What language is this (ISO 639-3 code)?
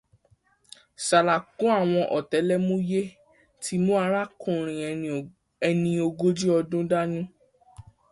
yor